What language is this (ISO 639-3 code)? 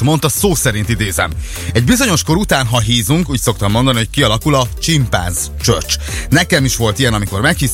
hun